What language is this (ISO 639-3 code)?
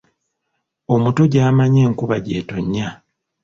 lug